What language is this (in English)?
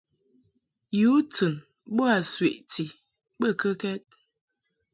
Mungaka